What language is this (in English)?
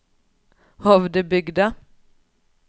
Norwegian